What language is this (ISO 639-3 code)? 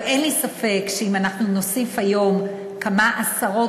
heb